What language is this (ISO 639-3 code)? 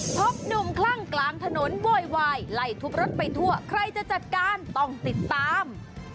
tha